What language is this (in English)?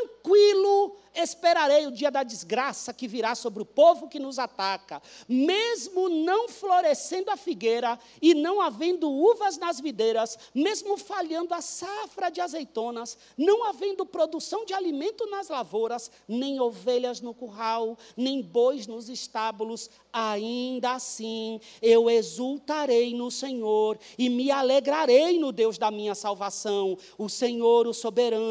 Portuguese